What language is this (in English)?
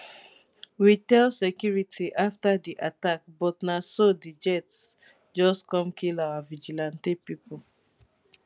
Nigerian Pidgin